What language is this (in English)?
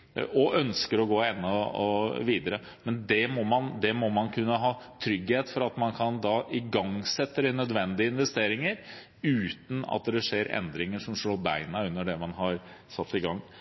Norwegian Bokmål